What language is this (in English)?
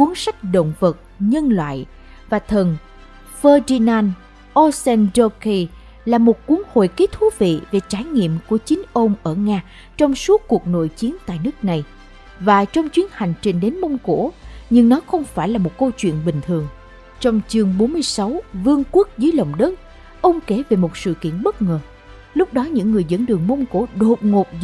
Vietnamese